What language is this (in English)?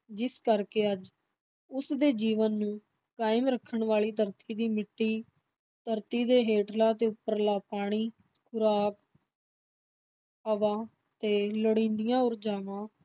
Punjabi